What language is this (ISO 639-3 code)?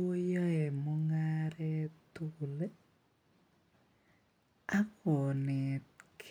kln